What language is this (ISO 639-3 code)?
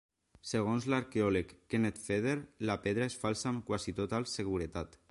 cat